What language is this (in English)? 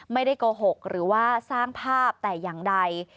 Thai